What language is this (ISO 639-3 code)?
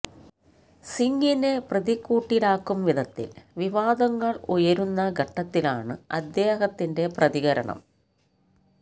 mal